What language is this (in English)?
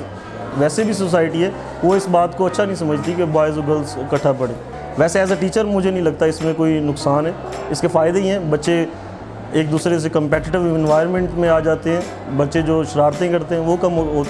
Urdu